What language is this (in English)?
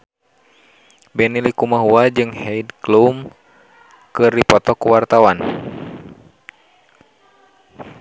Sundanese